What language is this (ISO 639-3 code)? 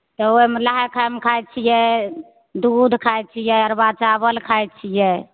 mai